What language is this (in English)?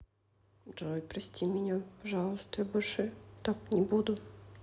Russian